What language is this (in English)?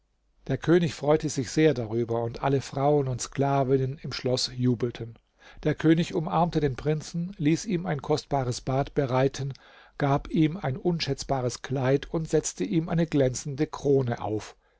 German